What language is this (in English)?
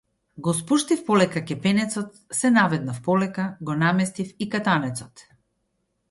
Macedonian